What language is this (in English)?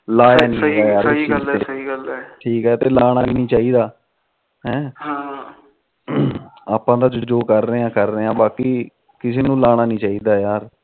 Punjabi